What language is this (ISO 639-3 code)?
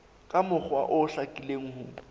sot